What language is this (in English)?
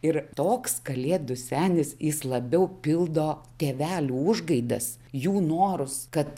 Lithuanian